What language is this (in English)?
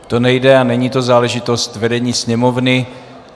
Czech